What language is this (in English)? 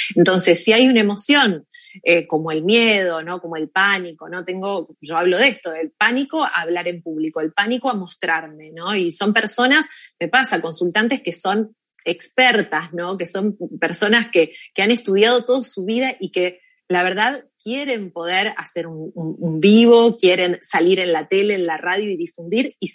Spanish